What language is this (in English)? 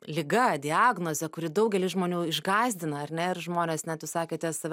Lithuanian